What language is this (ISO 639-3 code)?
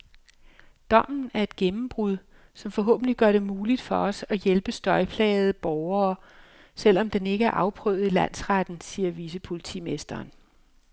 dan